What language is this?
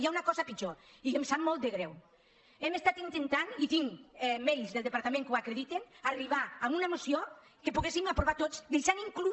Catalan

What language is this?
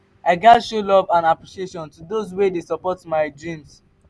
Nigerian Pidgin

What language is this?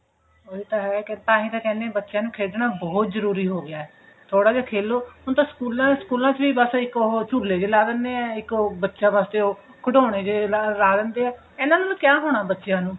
Punjabi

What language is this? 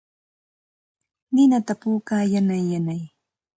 Santa Ana de Tusi Pasco Quechua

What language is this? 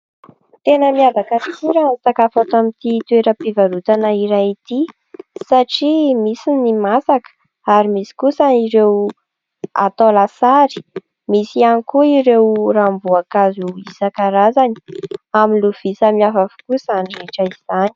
Malagasy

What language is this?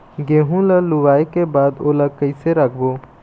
Chhattisgarhi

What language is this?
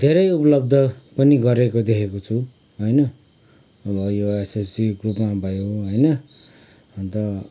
Nepali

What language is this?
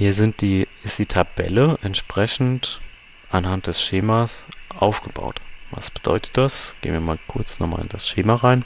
German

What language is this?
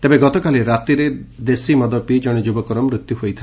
Odia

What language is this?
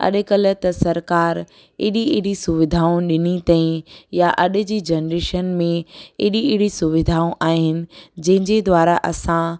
Sindhi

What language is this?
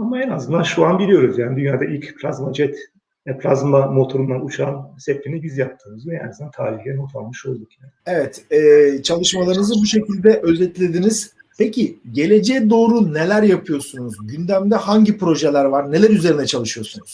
Turkish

